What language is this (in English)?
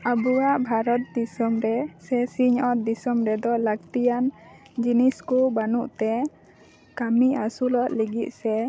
Santali